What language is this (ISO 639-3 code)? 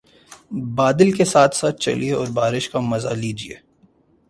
urd